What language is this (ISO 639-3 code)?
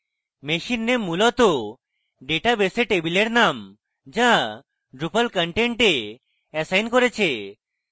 ben